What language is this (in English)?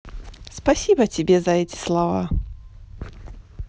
Russian